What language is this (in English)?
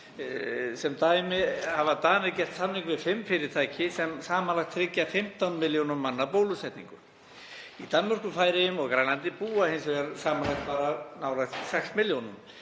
Icelandic